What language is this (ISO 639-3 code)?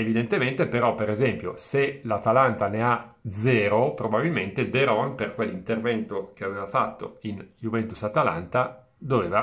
ita